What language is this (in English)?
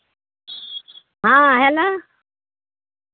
Maithili